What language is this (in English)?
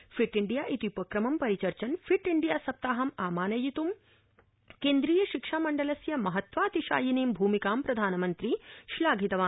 Sanskrit